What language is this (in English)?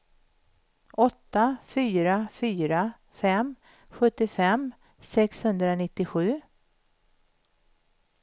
Swedish